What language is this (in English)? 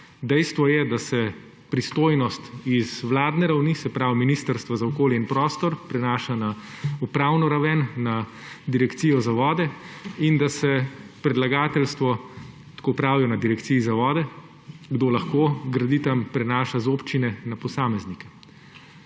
Slovenian